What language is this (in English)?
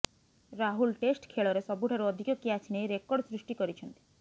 Odia